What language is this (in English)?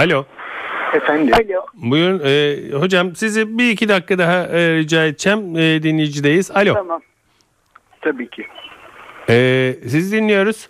Turkish